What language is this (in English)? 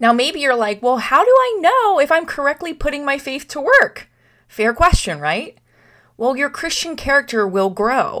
English